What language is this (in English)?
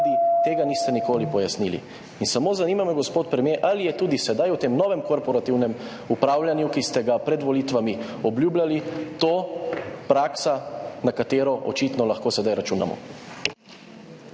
Slovenian